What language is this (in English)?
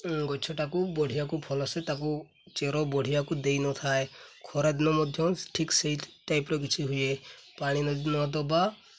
Odia